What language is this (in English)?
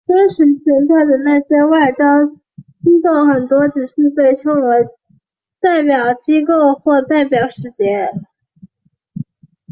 Chinese